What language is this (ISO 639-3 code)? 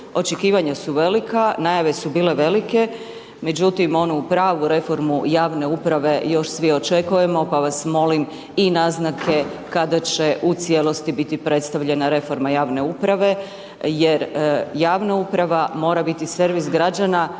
hrv